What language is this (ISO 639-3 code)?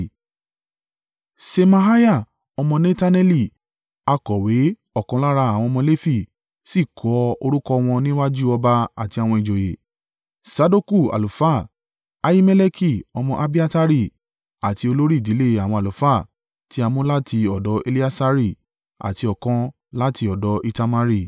yor